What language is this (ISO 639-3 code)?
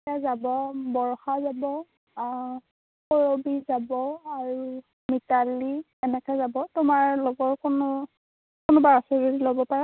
asm